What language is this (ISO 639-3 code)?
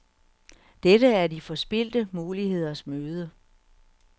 dan